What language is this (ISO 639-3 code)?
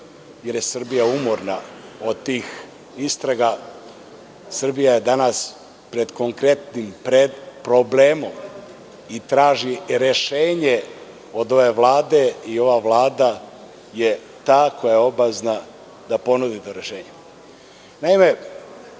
srp